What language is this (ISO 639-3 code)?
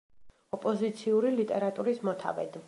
kat